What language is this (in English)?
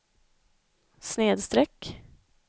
Swedish